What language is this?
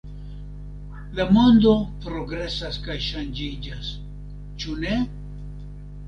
Esperanto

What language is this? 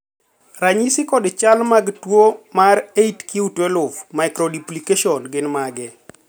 Luo (Kenya and Tanzania)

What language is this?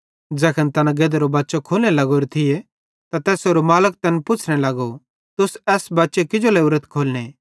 Bhadrawahi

